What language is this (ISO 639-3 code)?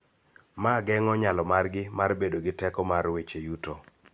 luo